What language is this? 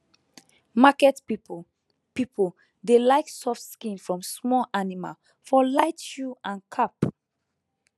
Nigerian Pidgin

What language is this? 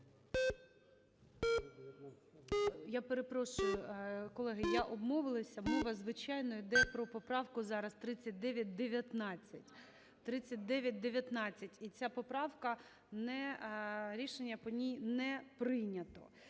Ukrainian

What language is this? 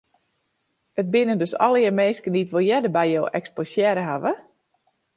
Western Frisian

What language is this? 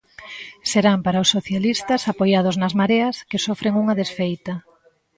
Galician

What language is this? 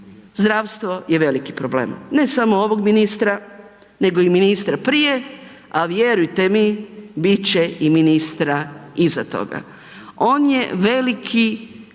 Croatian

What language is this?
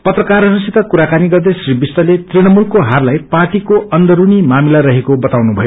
Nepali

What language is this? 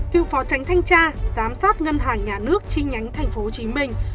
Vietnamese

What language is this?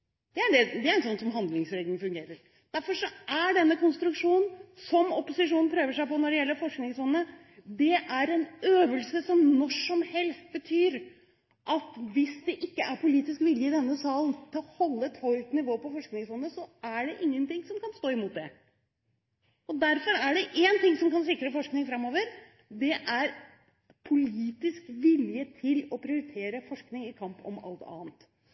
Norwegian Bokmål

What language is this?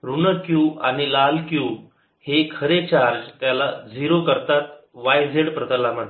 Marathi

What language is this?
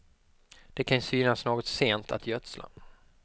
Swedish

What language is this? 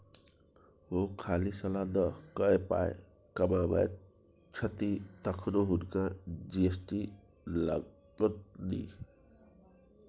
Maithili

